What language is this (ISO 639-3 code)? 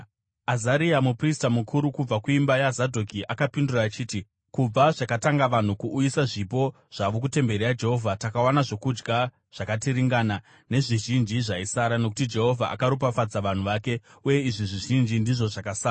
sna